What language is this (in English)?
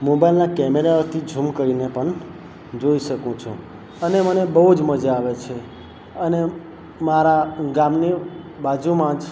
Gujarati